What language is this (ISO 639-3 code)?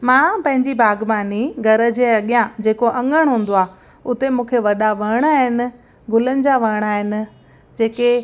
snd